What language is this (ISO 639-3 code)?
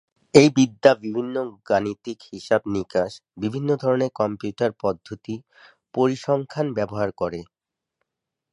ben